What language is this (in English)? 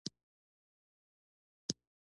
Pashto